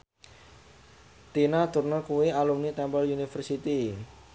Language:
Javanese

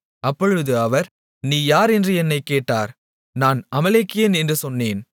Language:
Tamil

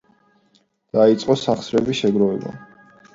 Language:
Georgian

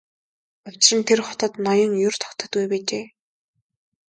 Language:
Mongolian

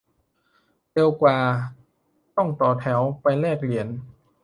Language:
Thai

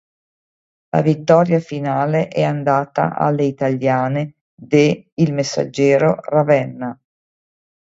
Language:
Italian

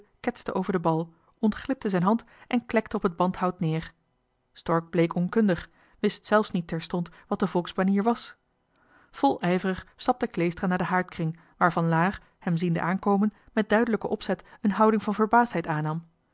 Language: Dutch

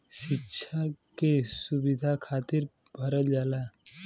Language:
Bhojpuri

